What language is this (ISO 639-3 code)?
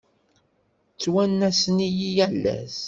kab